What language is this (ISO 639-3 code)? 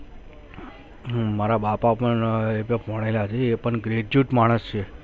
guj